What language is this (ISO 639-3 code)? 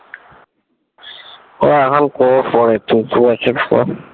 ben